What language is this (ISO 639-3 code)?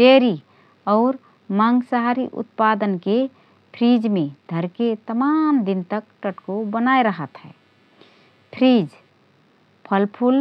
thr